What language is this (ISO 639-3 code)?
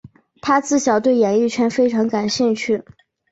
zho